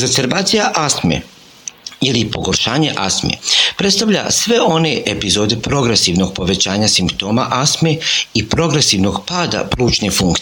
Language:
Croatian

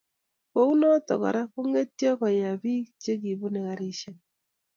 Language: Kalenjin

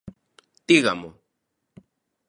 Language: Galician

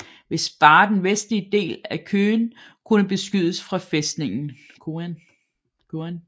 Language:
Danish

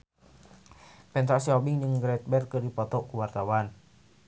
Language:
Sundanese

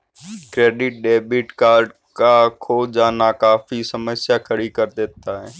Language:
Hindi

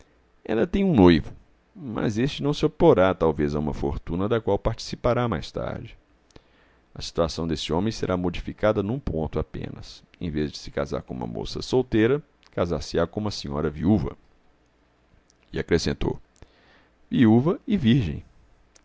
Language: Portuguese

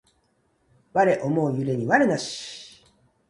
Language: Japanese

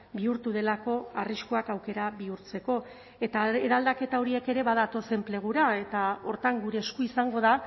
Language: Basque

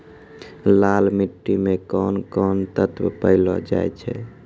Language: Maithili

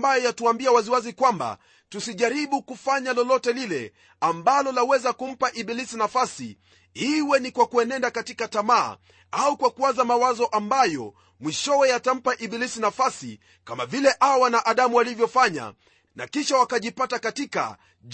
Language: Swahili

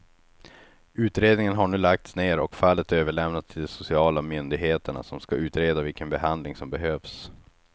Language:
Swedish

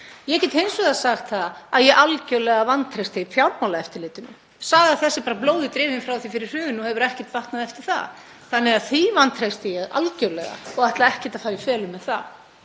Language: Icelandic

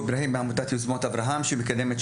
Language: Hebrew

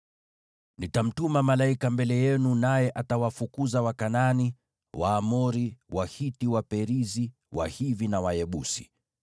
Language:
Swahili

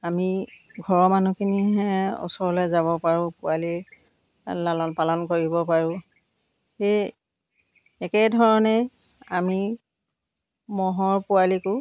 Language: Assamese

